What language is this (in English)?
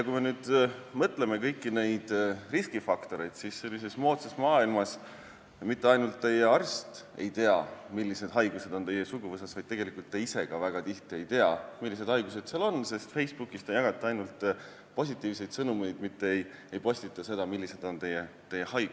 Estonian